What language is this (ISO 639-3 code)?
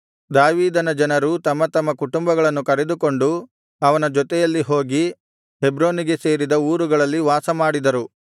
kan